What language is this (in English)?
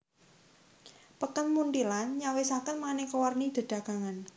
Javanese